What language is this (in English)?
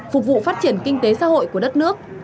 Vietnamese